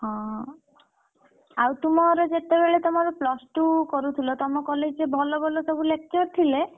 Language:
Odia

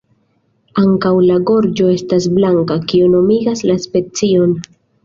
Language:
Esperanto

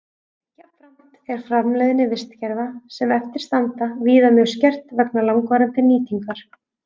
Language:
Icelandic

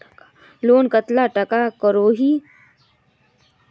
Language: Magahi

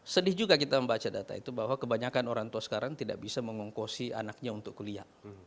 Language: Indonesian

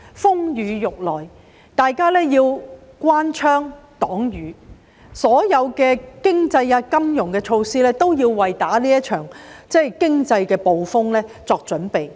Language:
Cantonese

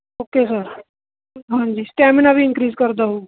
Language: Punjabi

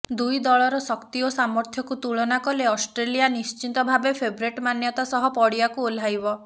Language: Odia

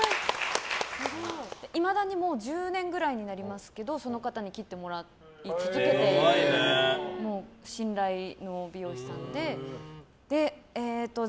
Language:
Japanese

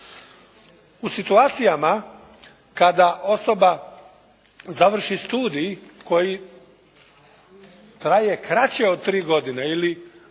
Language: Croatian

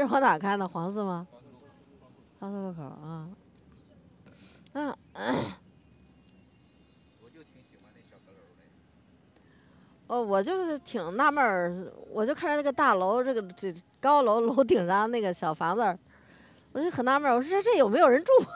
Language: Chinese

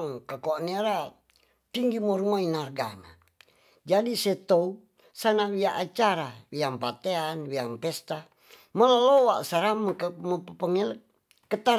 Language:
Tonsea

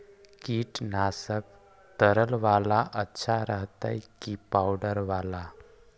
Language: Magahi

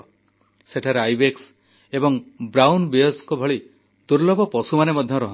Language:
Odia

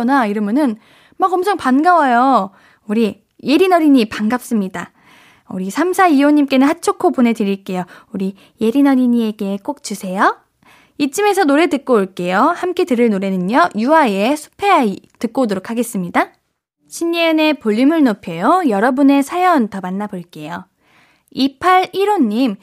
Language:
Korean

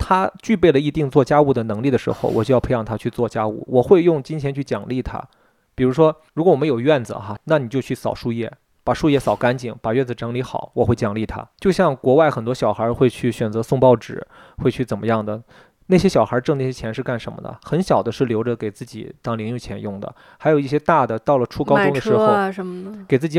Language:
Chinese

